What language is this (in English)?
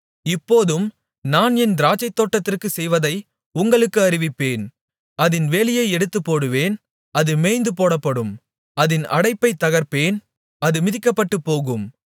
Tamil